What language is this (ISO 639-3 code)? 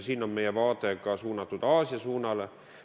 est